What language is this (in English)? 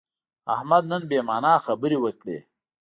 Pashto